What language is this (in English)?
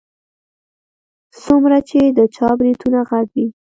Pashto